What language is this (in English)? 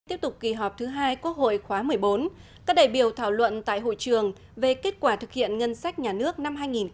Vietnamese